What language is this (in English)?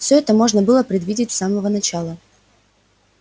Russian